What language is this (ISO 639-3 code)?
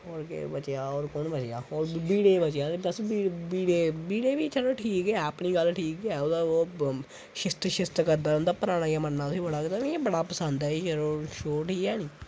doi